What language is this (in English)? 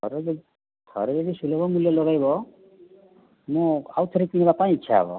Odia